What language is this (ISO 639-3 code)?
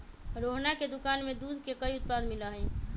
mag